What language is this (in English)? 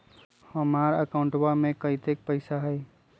Magahi